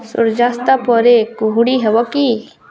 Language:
Odia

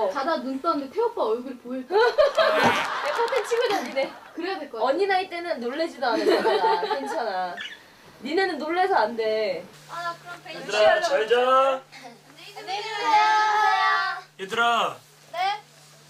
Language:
Korean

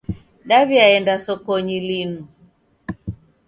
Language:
Taita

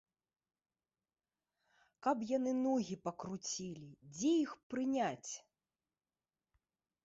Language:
Belarusian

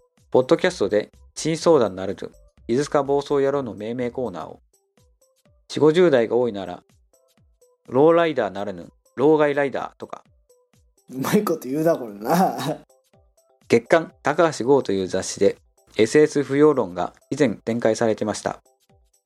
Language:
Japanese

